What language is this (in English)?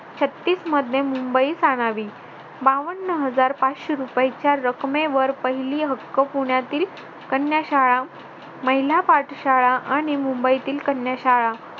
Marathi